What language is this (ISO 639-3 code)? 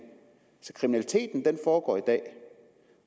dan